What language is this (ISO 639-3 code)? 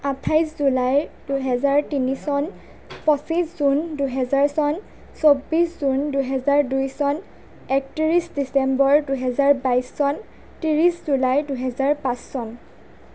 asm